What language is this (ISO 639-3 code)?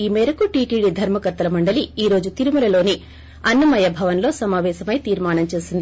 tel